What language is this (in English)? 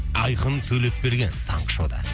Kazakh